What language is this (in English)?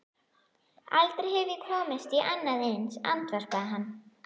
Icelandic